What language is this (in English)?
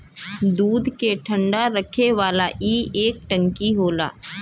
Bhojpuri